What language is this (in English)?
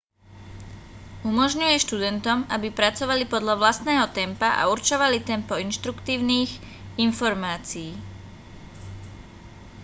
Slovak